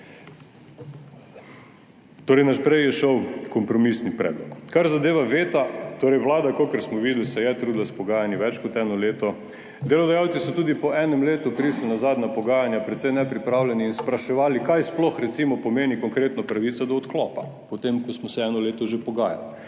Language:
Slovenian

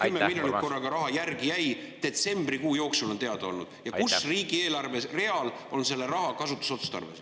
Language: Estonian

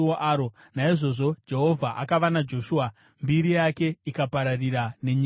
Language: Shona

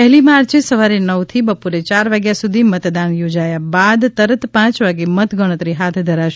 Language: Gujarati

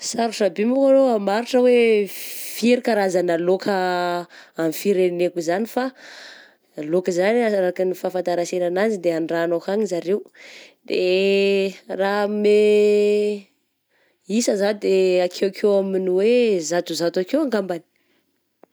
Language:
Southern Betsimisaraka Malagasy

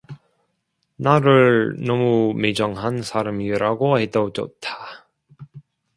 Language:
Korean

